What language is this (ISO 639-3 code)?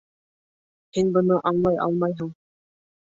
bak